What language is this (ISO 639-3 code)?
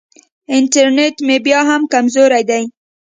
pus